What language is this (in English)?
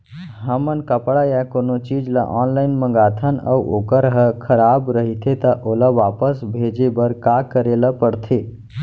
Chhattisgarhi